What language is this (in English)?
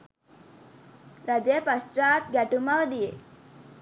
Sinhala